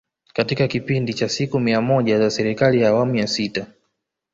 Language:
Swahili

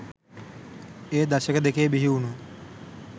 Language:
Sinhala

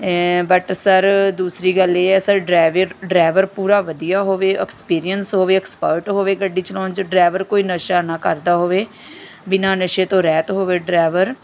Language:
Punjabi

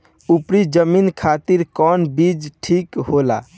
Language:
Bhojpuri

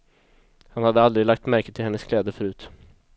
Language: Swedish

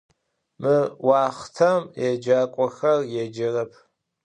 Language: Adyghe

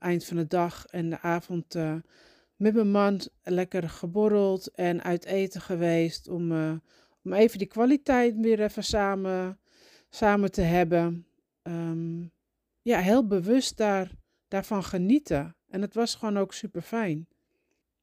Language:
Dutch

